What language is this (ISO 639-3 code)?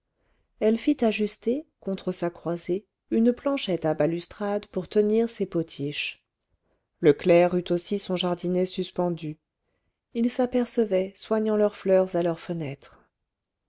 fra